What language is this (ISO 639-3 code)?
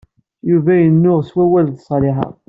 kab